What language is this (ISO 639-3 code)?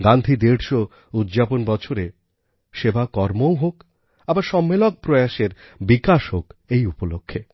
ben